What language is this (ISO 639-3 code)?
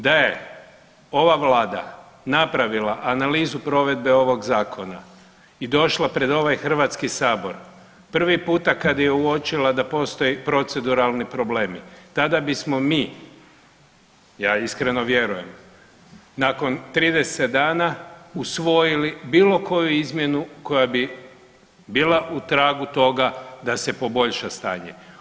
hrv